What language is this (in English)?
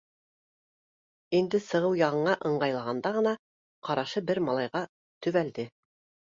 Bashkir